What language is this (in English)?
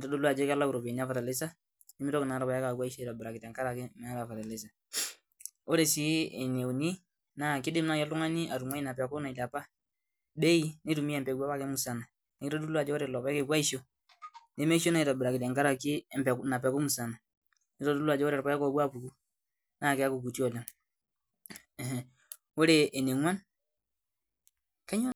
Masai